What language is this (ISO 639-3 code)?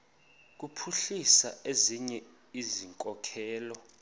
xho